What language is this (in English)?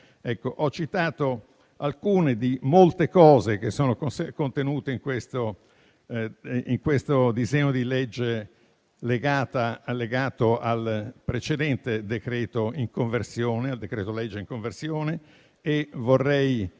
Italian